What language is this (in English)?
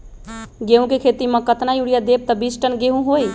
Magahi